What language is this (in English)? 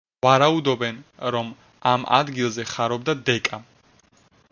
Georgian